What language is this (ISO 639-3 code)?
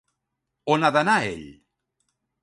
cat